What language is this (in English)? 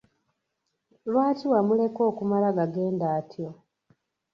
Ganda